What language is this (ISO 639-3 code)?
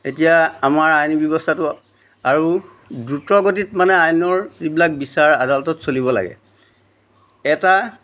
asm